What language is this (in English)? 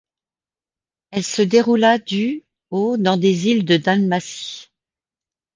French